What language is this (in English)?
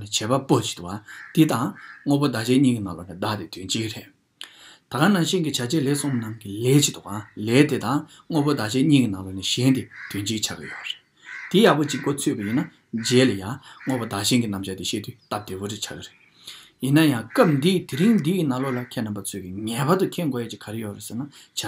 Romanian